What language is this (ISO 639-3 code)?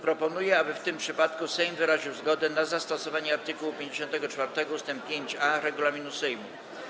pol